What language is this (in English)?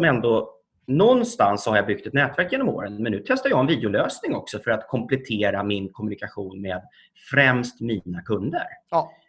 Swedish